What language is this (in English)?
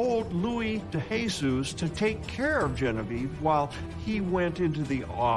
English